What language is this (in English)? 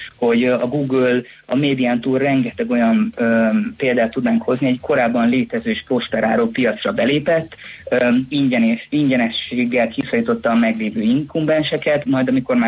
Hungarian